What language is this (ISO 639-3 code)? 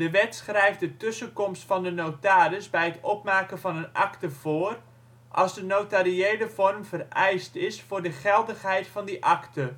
nld